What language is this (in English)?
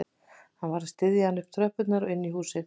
Icelandic